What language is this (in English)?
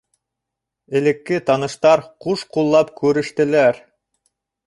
Bashkir